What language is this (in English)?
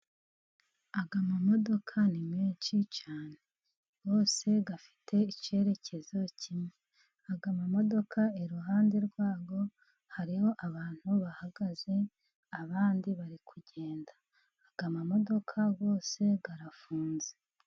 Kinyarwanda